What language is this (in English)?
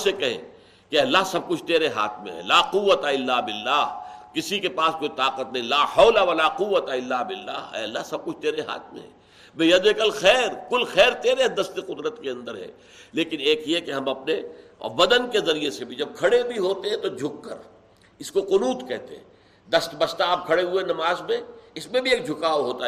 Urdu